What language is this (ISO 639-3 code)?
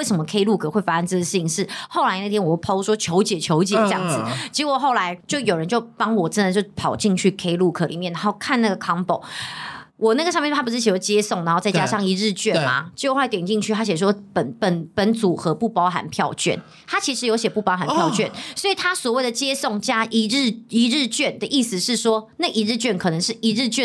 zho